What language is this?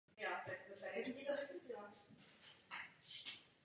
Czech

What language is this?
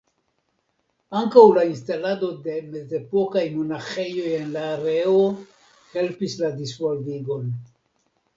Esperanto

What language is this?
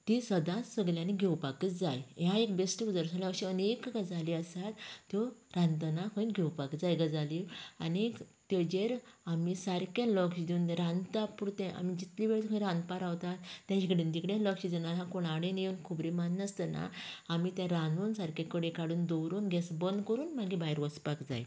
Konkani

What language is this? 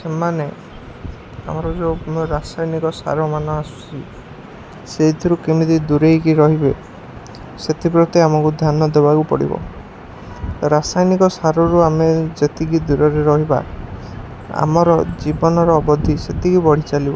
Odia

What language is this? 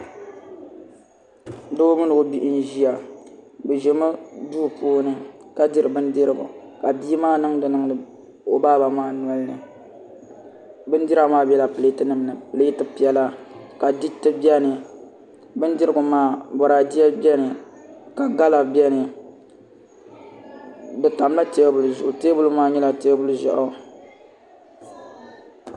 Dagbani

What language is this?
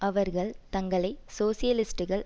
Tamil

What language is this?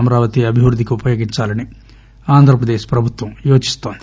Telugu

